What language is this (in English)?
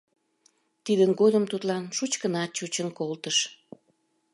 Mari